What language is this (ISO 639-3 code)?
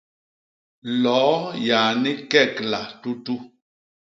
bas